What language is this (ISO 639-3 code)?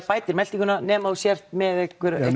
isl